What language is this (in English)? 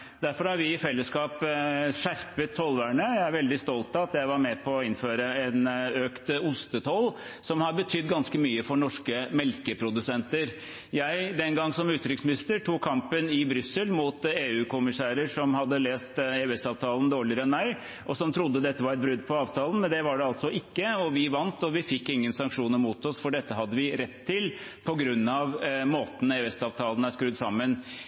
Norwegian Bokmål